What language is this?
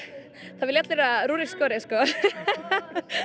Icelandic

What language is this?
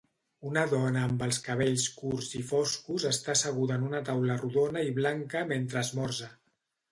Catalan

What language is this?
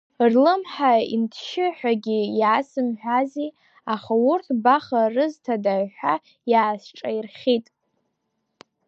Abkhazian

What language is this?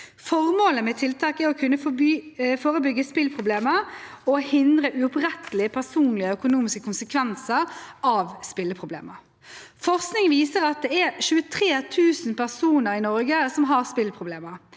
Norwegian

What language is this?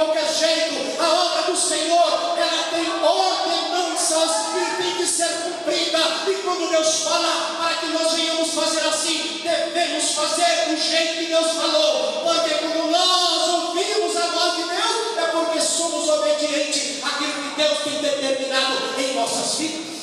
Portuguese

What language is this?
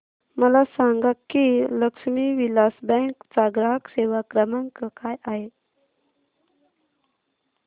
Marathi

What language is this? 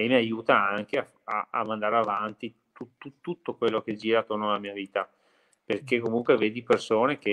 Italian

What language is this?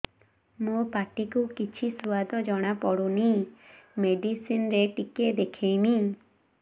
Odia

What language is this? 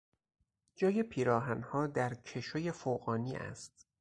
Persian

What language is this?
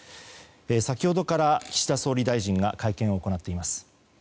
Japanese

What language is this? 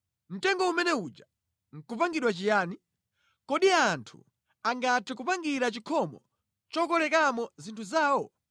Nyanja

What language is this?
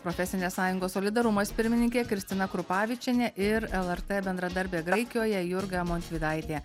Lithuanian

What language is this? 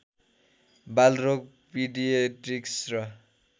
Nepali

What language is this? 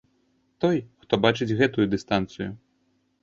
Belarusian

